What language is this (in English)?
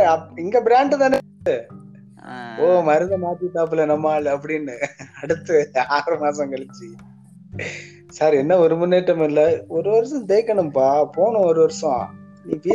Tamil